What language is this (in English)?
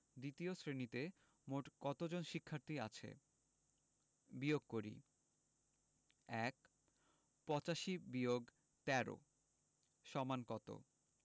Bangla